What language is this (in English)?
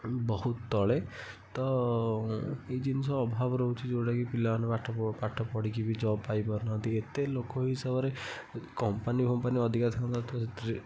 Odia